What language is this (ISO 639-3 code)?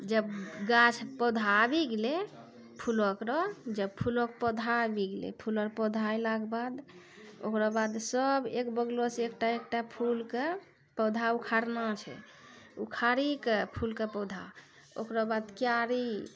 mai